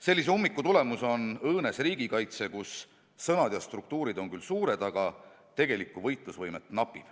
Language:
Estonian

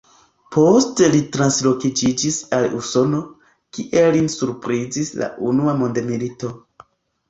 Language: Esperanto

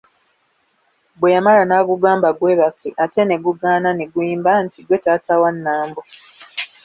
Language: Ganda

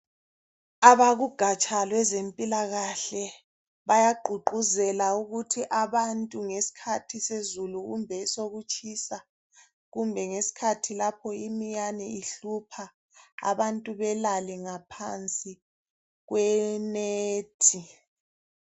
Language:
North Ndebele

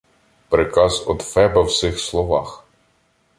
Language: Ukrainian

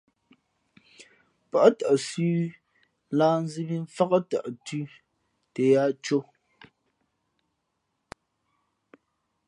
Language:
Fe'fe'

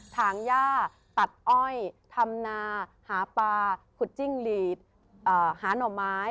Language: Thai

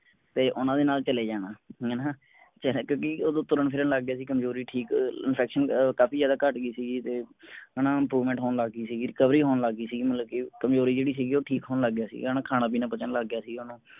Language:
Punjabi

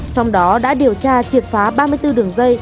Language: Vietnamese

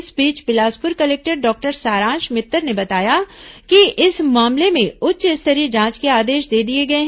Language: Hindi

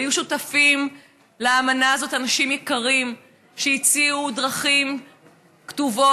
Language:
Hebrew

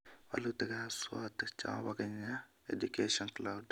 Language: Kalenjin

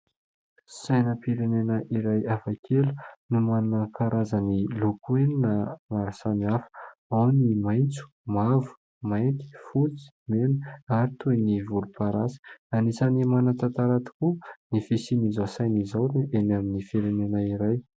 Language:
Malagasy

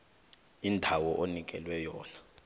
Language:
South Ndebele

